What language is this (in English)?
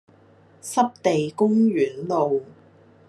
Cantonese